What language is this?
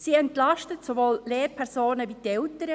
Swiss German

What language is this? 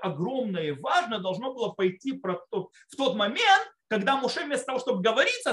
Russian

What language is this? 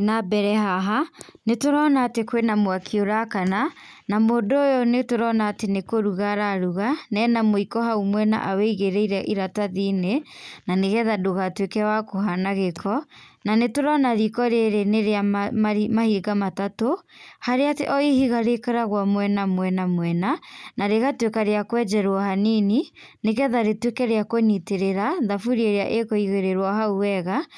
Kikuyu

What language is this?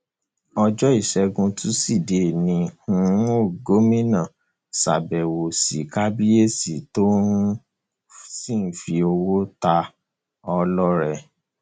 Yoruba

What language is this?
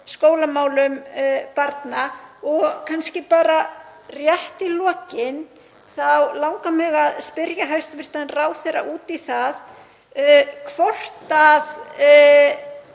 Icelandic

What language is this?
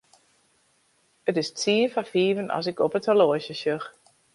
Western Frisian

